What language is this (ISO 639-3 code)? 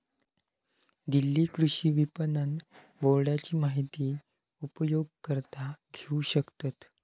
mar